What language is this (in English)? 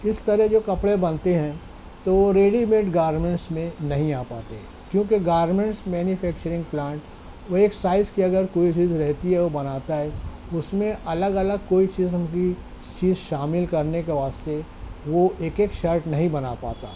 Urdu